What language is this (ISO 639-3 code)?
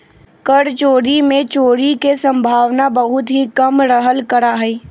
mag